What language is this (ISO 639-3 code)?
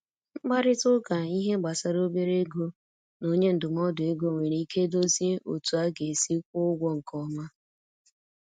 ibo